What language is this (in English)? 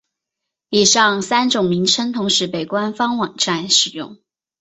Chinese